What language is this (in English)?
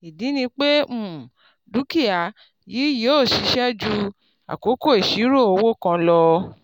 Yoruba